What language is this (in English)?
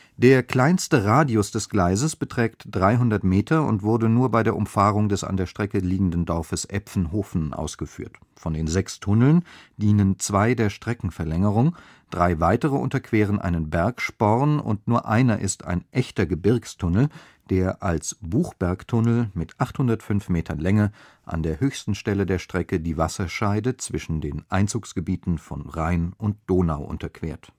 German